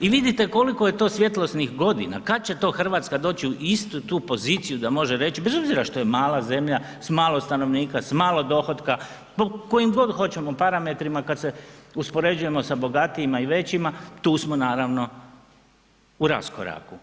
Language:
Croatian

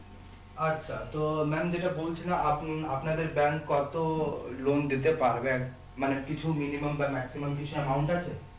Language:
Bangla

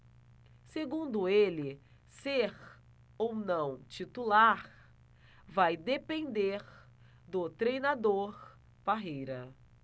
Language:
Portuguese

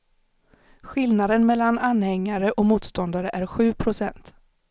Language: Swedish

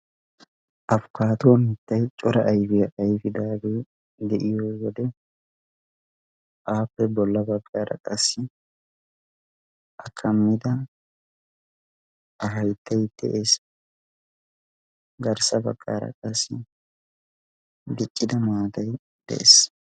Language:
Wolaytta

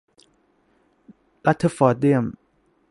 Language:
Thai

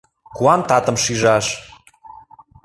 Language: Mari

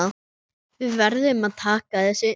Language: Icelandic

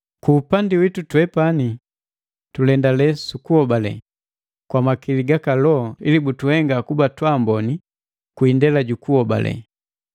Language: Matengo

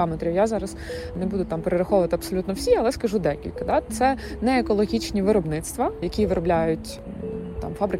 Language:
Ukrainian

